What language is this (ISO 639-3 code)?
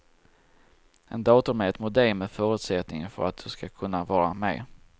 swe